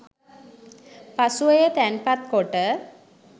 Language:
Sinhala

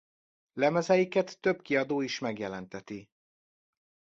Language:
Hungarian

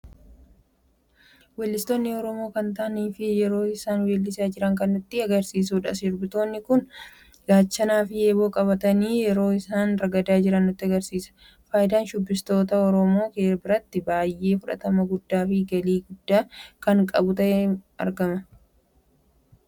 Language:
Oromo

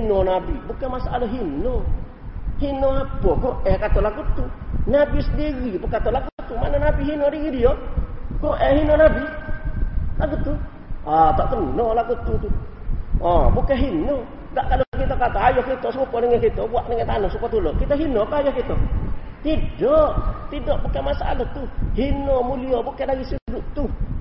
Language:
Malay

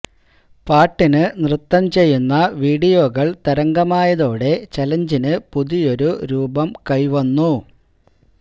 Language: Malayalam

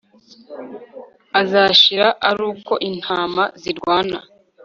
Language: Kinyarwanda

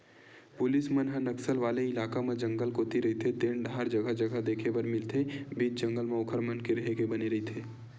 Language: Chhattisgarhi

